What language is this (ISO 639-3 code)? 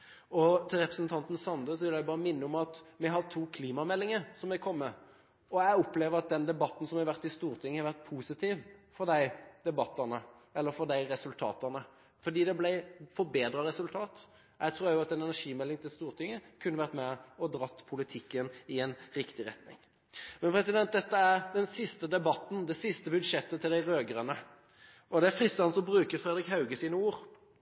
nob